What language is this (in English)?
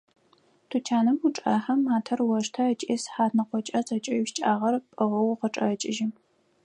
Adyghe